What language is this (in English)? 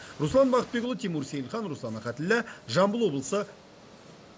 Kazakh